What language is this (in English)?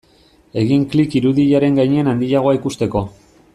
Basque